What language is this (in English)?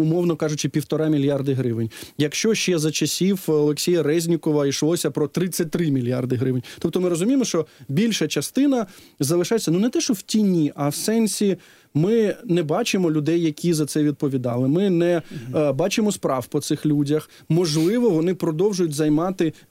Ukrainian